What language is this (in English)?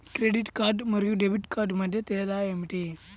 Telugu